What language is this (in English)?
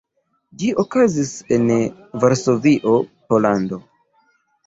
Esperanto